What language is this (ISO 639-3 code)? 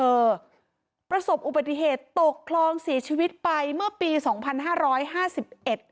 tha